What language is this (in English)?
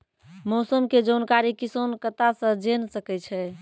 Maithili